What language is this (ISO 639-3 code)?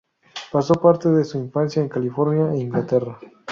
spa